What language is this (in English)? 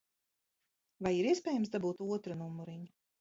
Latvian